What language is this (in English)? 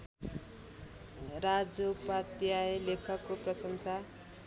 Nepali